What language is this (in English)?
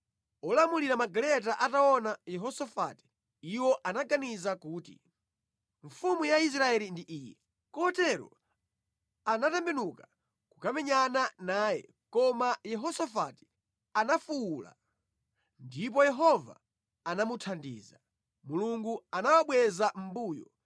Nyanja